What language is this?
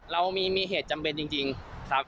Thai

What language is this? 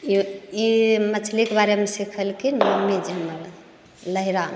Maithili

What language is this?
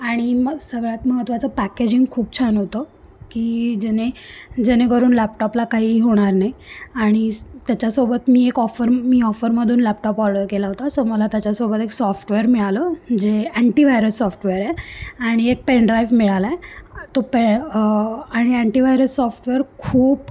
Marathi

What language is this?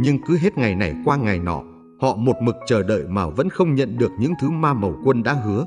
Vietnamese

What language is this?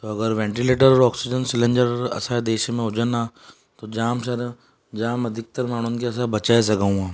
Sindhi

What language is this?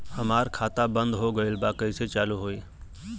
Bhojpuri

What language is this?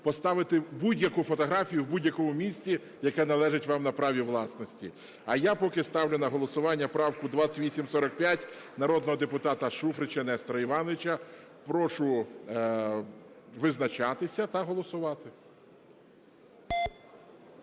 Ukrainian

